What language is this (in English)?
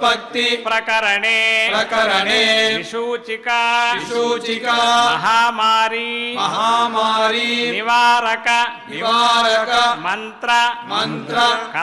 Hindi